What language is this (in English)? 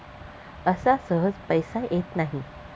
Marathi